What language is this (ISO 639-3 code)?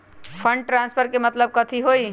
mag